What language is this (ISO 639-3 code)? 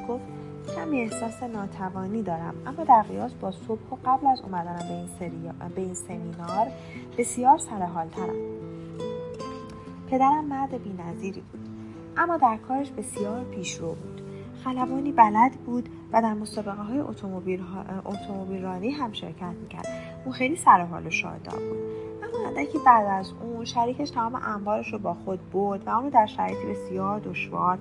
fas